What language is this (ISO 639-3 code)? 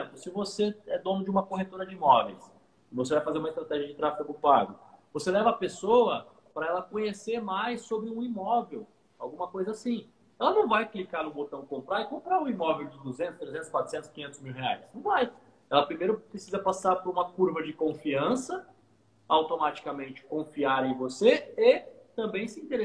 por